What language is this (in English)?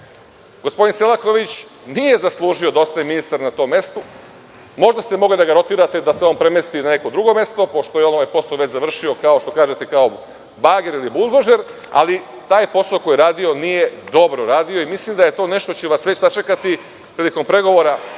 Serbian